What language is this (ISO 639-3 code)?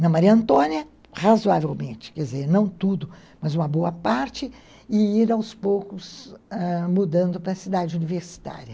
por